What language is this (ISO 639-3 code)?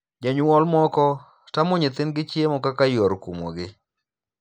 luo